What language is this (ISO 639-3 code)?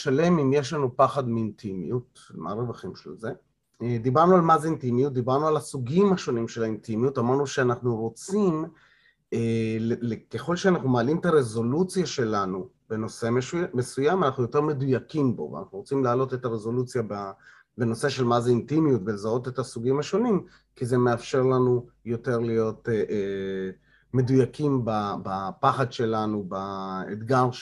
heb